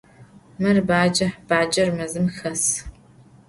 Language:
Adyghe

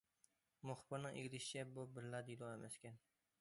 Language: Uyghur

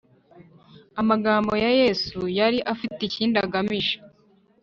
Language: Kinyarwanda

